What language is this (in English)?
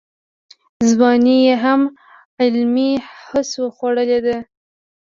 Pashto